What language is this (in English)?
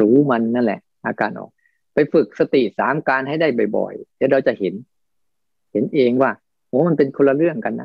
Thai